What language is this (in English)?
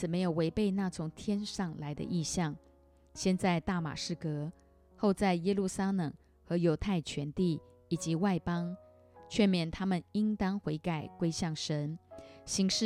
Chinese